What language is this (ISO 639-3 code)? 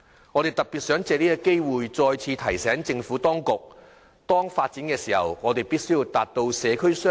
yue